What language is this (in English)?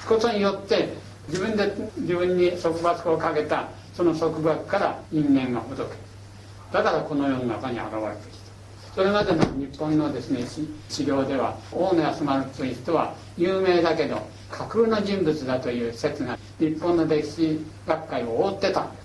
Japanese